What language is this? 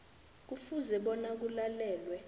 South Ndebele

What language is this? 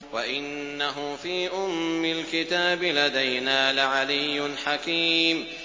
Arabic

